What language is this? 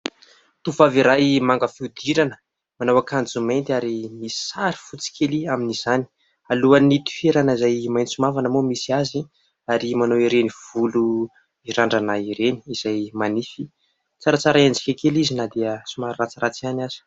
Malagasy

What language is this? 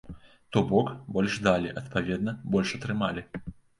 Belarusian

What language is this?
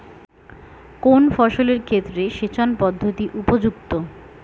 Bangla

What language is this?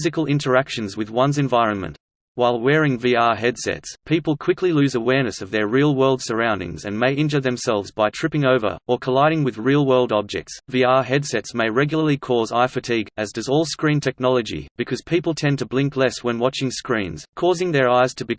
English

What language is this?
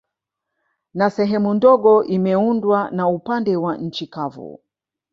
Swahili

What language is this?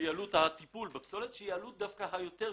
Hebrew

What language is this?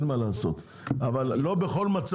Hebrew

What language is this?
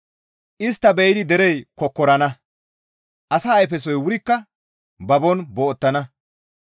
Gamo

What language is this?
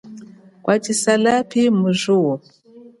Chokwe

